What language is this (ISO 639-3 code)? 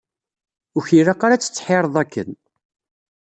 kab